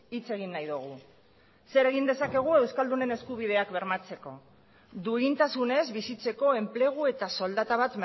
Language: Basque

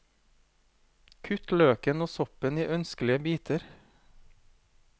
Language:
Norwegian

